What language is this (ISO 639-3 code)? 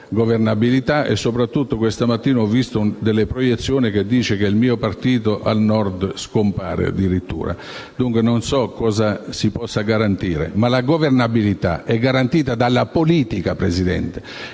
ita